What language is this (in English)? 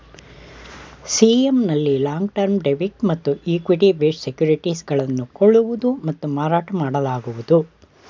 Kannada